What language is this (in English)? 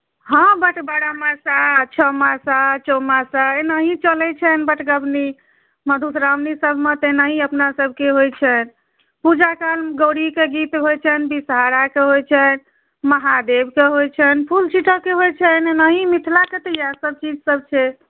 Maithili